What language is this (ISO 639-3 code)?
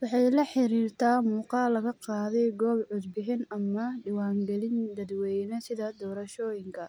som